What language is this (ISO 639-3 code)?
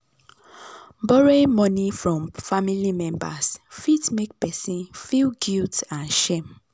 pcm